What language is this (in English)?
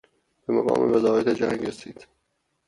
Persian